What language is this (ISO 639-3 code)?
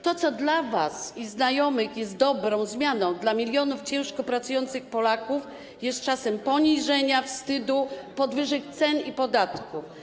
pol